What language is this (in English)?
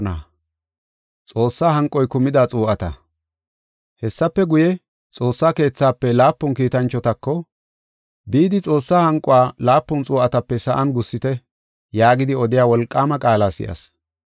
Gofa